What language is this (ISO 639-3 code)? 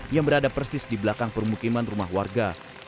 ind